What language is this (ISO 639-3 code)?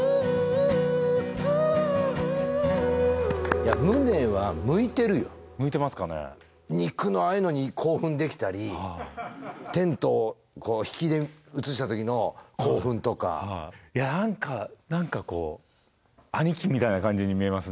jpn